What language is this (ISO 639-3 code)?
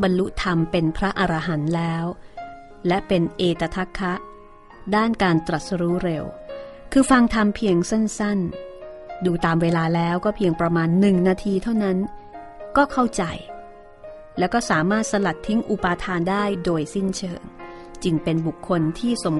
tha